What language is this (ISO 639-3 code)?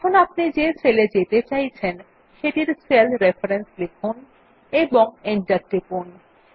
ben